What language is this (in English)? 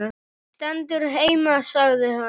Icelandic